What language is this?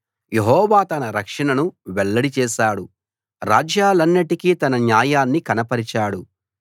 Telugu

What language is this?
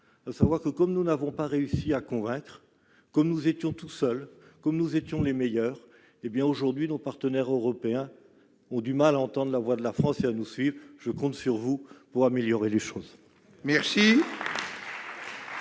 French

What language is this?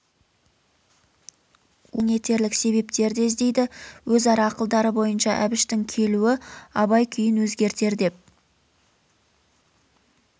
Kazakh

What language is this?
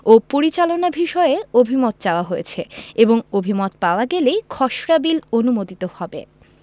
Bangla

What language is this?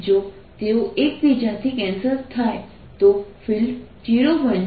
Gujarati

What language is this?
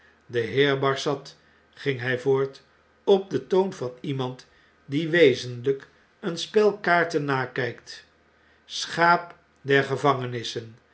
Dutch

